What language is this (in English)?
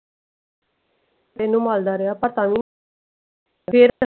Punjabi